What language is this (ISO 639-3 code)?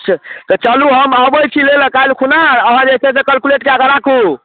mai